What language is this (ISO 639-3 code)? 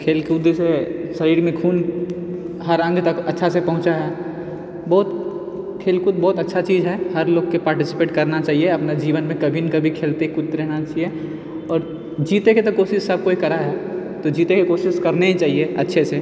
mai